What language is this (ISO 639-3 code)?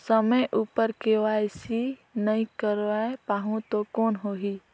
hne